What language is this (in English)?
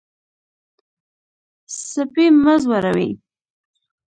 Pashto